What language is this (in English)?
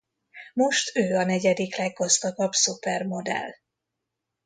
Hungarian